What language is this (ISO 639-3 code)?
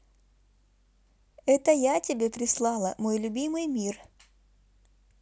rus